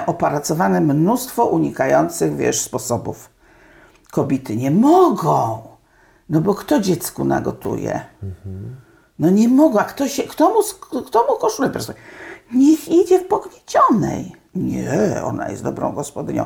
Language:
Polish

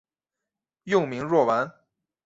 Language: Chinese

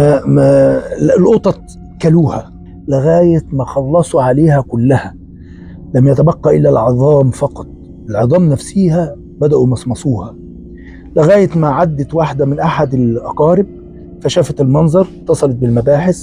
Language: Arabic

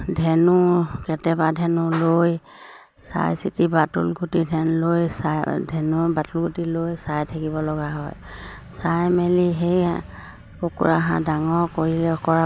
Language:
Assamese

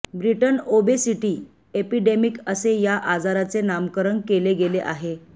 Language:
Marathi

